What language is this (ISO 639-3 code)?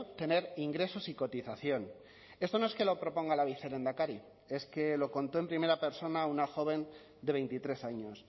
spa